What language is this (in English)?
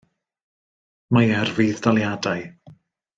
Welsh